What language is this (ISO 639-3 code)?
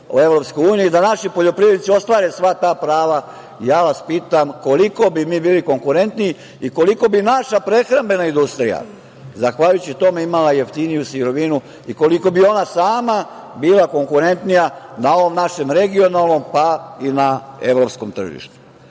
srp